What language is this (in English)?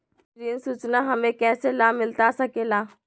Magahi